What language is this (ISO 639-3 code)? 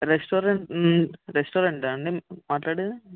tel